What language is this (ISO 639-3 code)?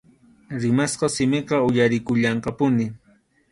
qxu